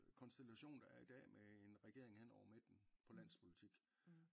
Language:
Danish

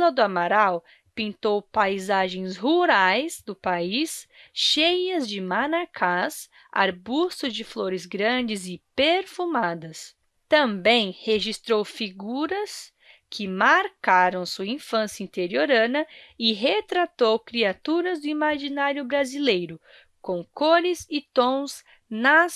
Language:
Portuguese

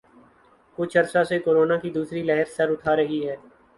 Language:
Urdu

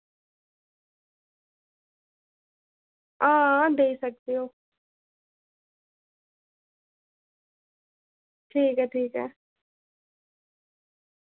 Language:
Dogri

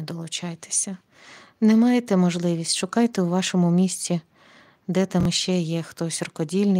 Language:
Ukrainian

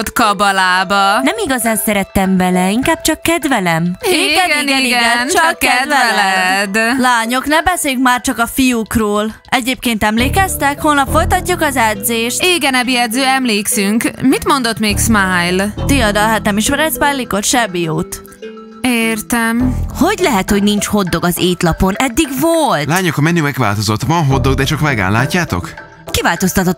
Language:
Hungarian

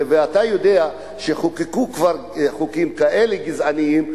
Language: Hebrew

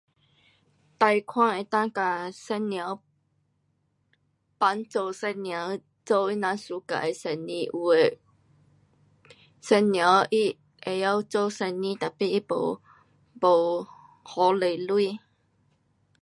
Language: Pu-Xian Chinese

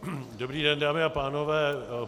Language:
Czech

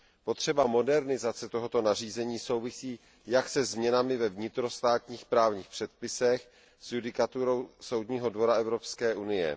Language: Czech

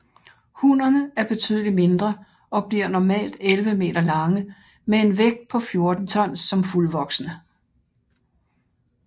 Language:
Danish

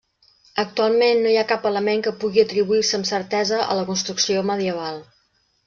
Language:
Catalan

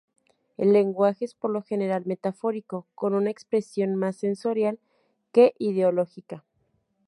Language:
Spanish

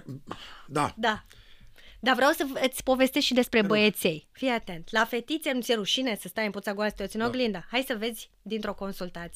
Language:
Romanian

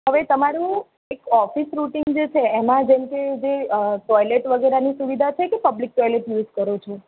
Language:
Gujarati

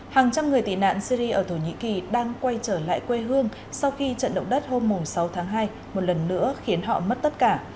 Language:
Vietnamese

